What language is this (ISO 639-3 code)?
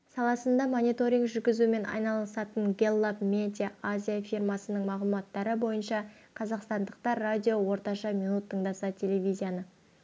kaz